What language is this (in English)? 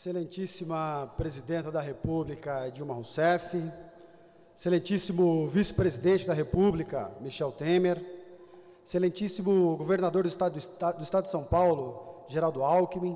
Portuguese